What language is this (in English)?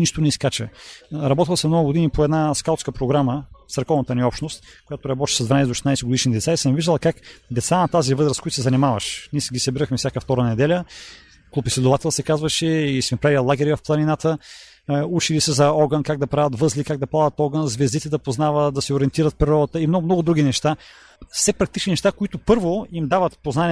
Bulgarian